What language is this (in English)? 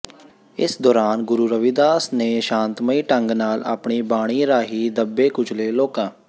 Punjabi